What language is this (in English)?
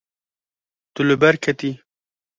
Kurdish